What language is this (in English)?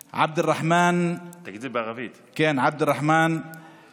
Hebrew